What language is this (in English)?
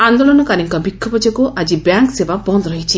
Odia